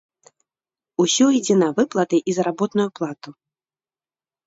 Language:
Belarusian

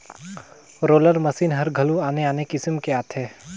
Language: Chhattisgarhi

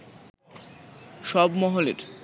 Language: Bangla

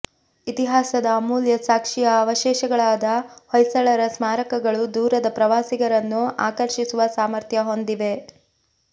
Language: Kannada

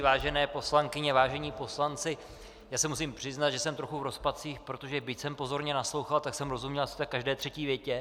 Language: Czech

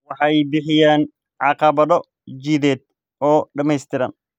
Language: Somali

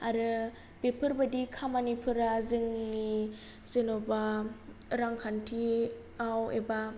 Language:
Bodo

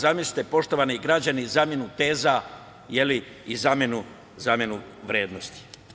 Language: Serbian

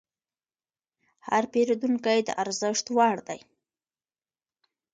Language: Pashto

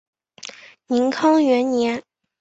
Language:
Chinese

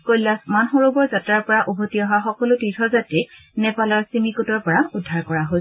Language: Assamese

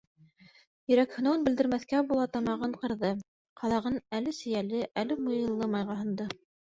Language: Bashkir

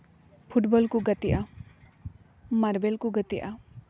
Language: Santali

